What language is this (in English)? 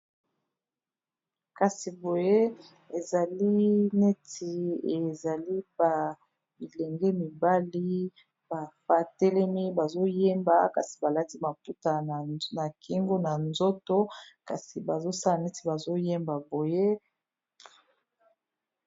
Lingala